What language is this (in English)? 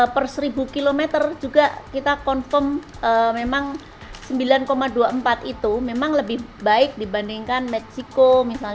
Indonesian